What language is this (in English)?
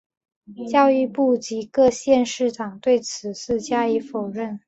Chinese